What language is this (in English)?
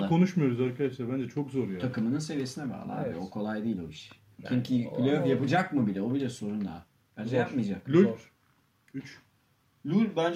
Turkish